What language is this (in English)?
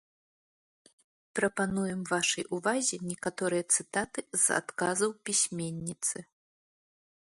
Belarusian